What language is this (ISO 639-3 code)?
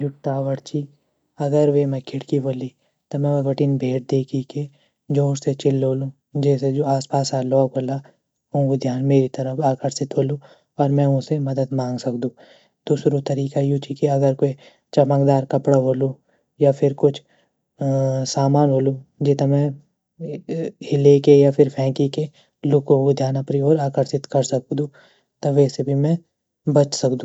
gbm